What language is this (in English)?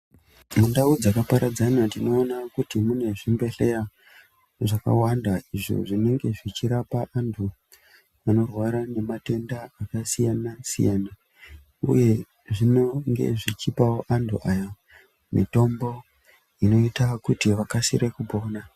Ndau